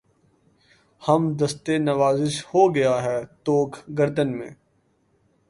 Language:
Urdu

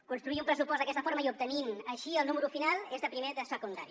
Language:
Catalan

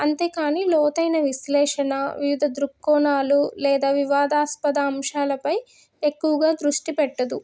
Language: Telugu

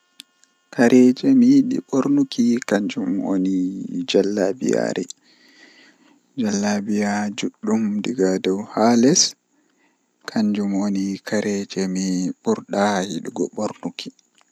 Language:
Western Niger Fulfulde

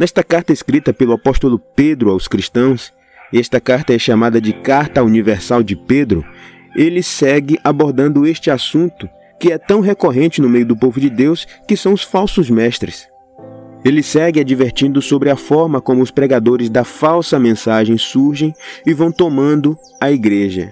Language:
Portuguese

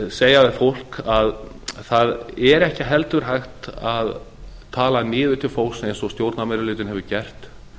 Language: Icelandic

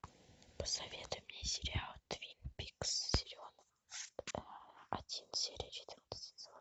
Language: Russian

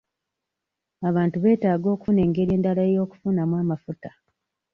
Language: Ganda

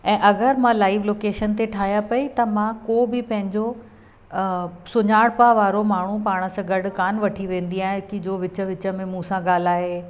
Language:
Sindhi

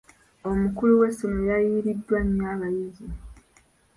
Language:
Ganda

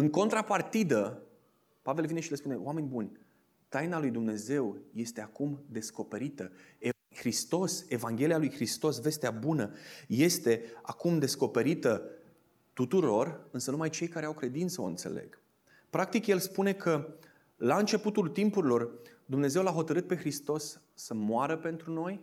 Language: Romanian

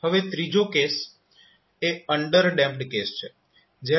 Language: Gujarati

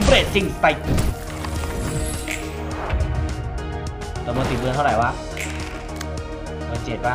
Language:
Thai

